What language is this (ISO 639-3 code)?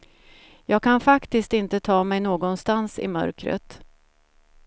swe